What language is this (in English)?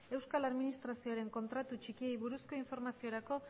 Basque